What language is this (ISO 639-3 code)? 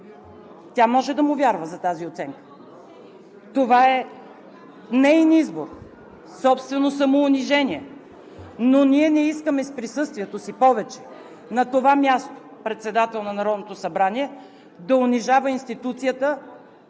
bul